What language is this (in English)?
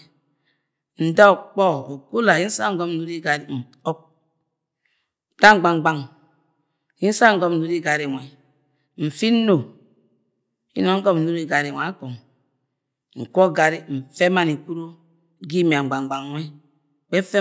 Agwagwune